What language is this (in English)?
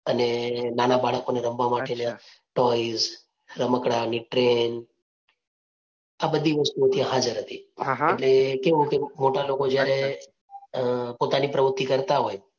Gujarati